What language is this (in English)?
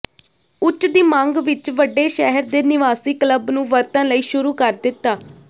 Punjabi